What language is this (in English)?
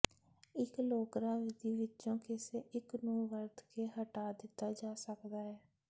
Punjabi